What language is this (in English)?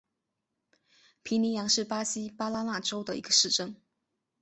Chinese